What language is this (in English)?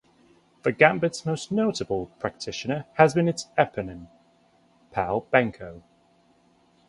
English